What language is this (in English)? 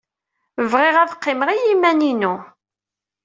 Kabyle